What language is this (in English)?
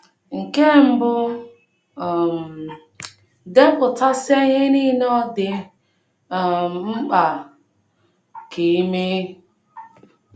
Igbo